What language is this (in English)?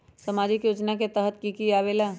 Magahi